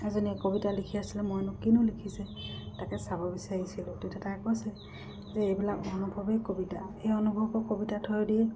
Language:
Assamese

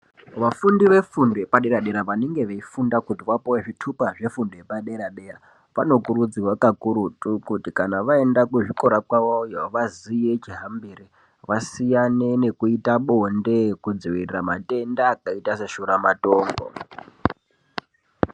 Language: Ndau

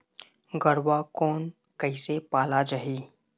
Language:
Chhattisgarhi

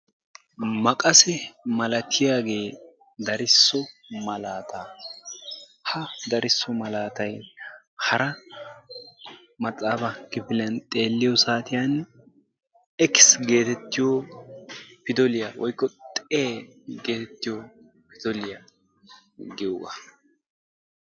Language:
Wolaytta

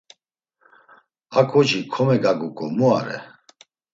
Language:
Laz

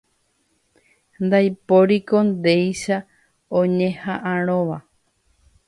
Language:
Guarani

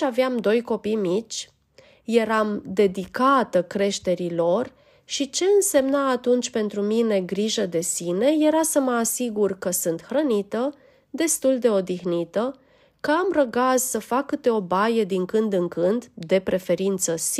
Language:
Romanian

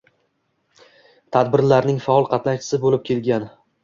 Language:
Uzbek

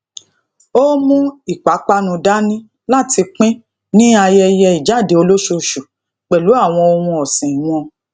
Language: Yoruba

